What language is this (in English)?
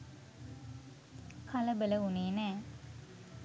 Sinhala